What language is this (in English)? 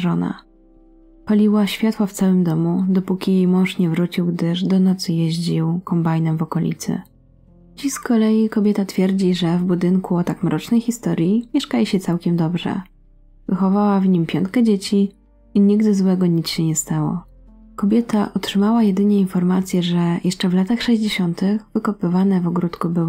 Polish